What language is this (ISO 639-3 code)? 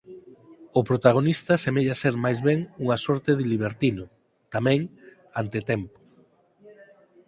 glg